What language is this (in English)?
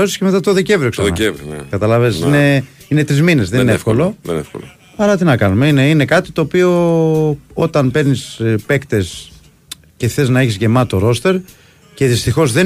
Greek